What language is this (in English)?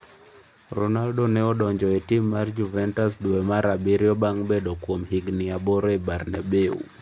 Luo (Kenya and Tanzania)